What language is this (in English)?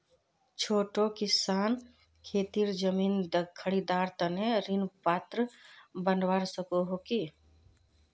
Magahi